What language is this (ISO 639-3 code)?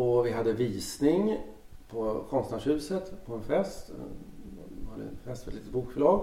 swe